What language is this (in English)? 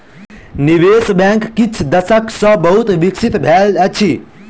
Maithili